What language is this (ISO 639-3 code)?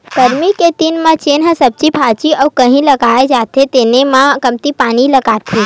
hne